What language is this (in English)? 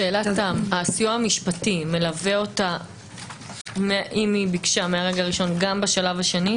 Hebrew